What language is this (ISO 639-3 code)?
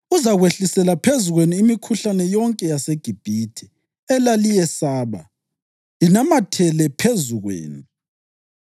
nde